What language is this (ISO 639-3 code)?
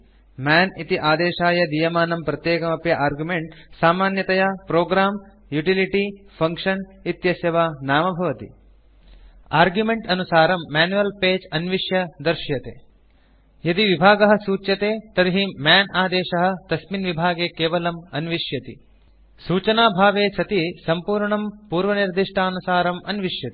san